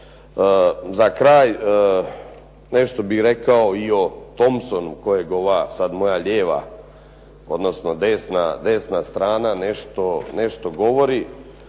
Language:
Croatian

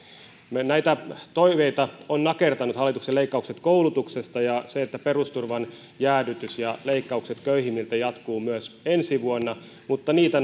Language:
Finnish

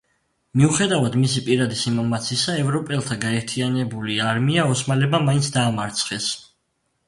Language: Georgian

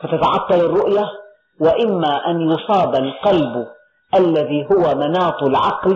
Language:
Arabic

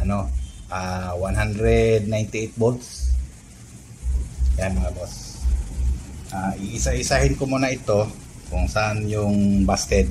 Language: Filipino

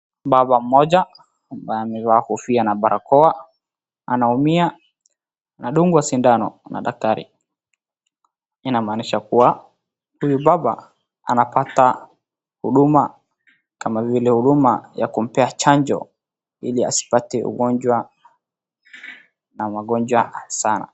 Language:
Swahili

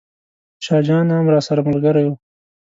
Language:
Pashto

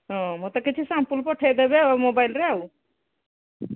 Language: Odia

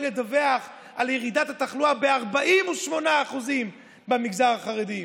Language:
Hebrew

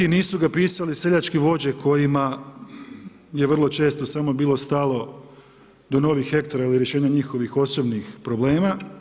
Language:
Croatian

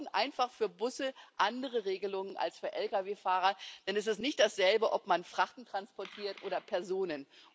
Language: German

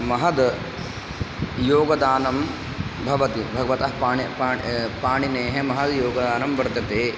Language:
Sanskrit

